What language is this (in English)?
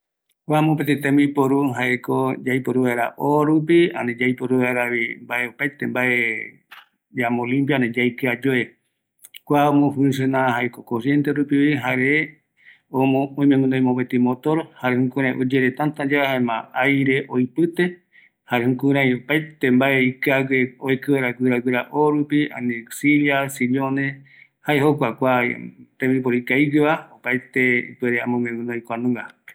Eastern Bolivian Guaraní